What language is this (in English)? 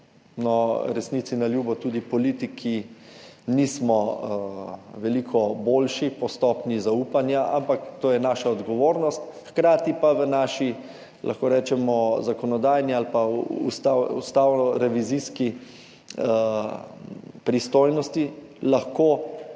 Slovenian